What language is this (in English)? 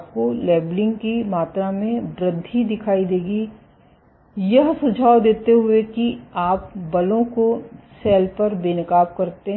Hindi